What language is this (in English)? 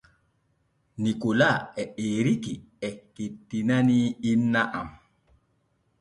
Borgu Fulfulde